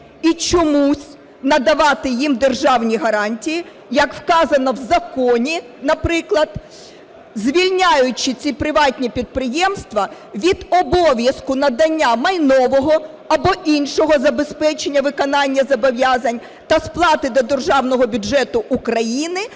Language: Ukrainian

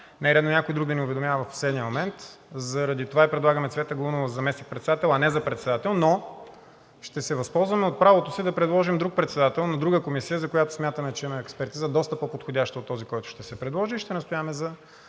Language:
Bulgarian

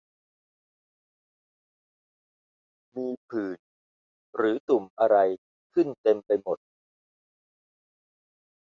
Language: Thai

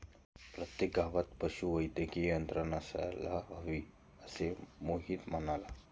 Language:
Marathi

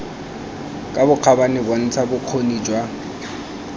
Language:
Tswana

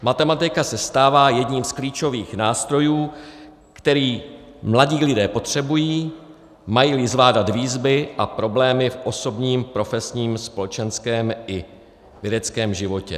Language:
Czech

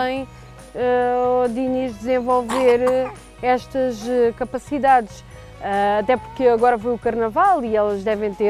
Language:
Portuguese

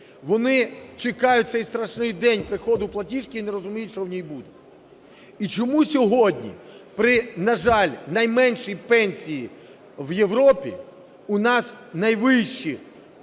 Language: Ukrainian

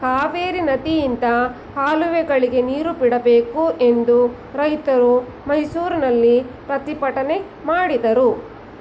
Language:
Kannada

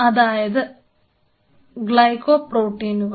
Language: Malayalam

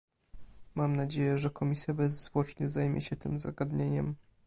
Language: Polish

